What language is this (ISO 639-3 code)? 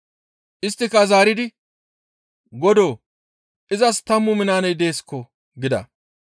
gmv